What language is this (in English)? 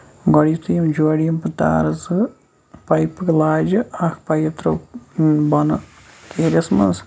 Kashmiri